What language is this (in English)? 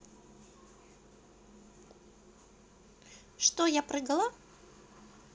Russian